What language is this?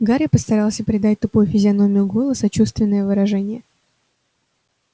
Russian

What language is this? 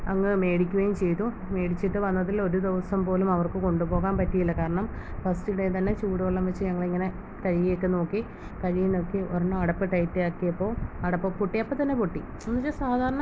Malayalam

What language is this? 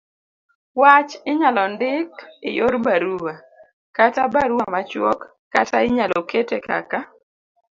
Luo (Kenya and Tanzania)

